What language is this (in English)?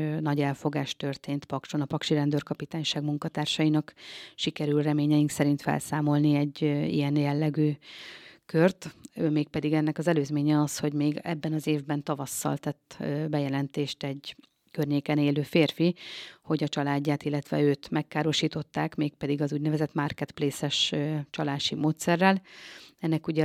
Hungarian